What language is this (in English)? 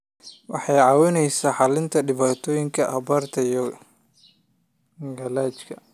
Somali